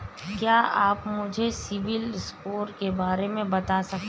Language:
Hindi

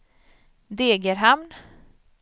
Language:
Swedish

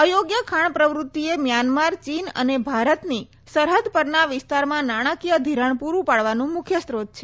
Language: Gujarati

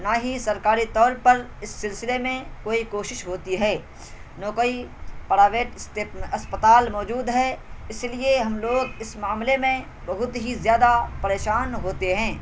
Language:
Urdu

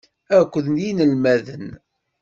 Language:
Kabyle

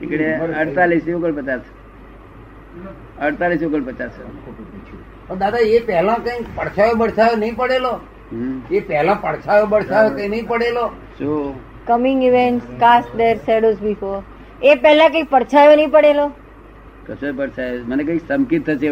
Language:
Gujarati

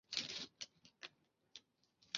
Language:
Chinese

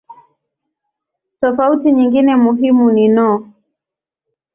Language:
Swahili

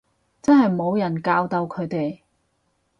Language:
Cantonese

